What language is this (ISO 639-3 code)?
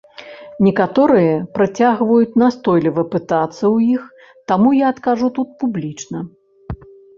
bel